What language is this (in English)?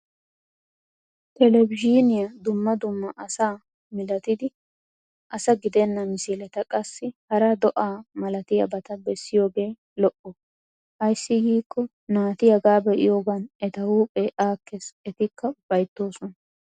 Wolaytta